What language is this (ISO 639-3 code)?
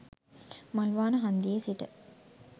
sin